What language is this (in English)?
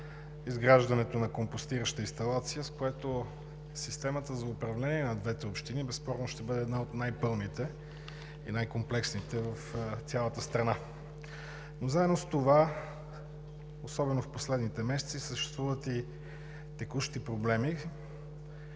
Bulgarian